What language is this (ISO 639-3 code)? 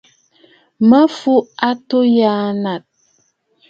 bfd